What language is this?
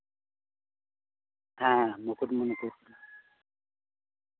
Santali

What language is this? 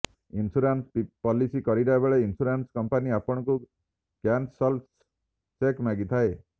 Odia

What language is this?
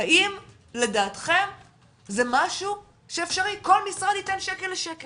Hebrew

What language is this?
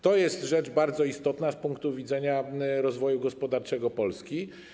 Polish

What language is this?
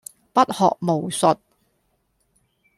Cantonese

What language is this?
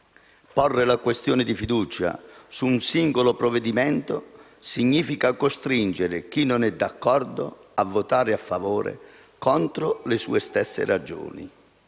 Italian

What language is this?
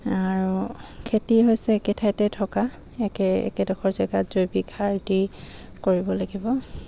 Assamese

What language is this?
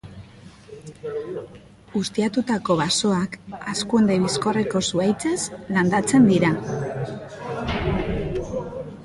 Basque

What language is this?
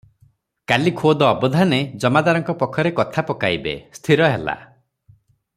Odia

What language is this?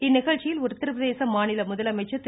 Tamil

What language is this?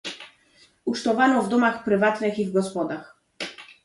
Polish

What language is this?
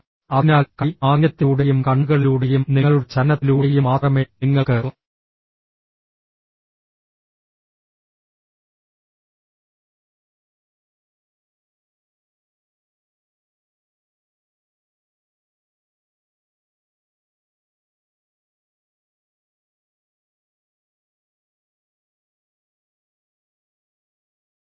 Malayalam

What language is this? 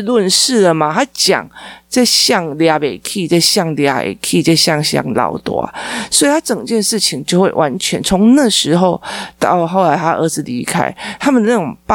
Chinese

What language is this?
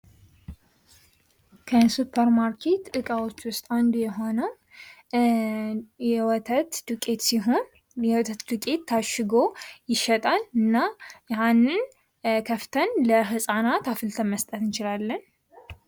Amharic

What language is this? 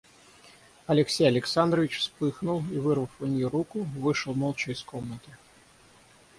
Russian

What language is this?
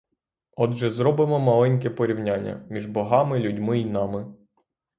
Ukrainian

